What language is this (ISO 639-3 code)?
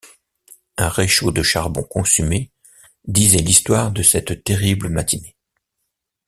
fra